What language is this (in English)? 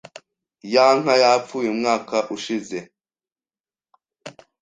Kinyarwanda